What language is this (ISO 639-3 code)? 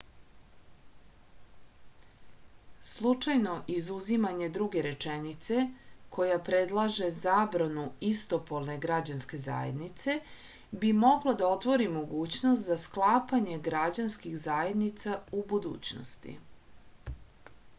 srp